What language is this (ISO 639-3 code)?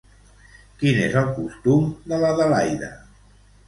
cat